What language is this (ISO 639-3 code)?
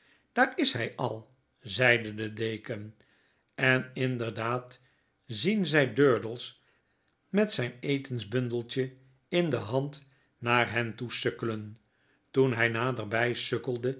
nld